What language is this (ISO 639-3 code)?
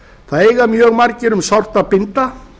isl